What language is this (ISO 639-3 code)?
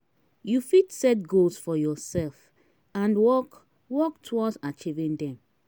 pcm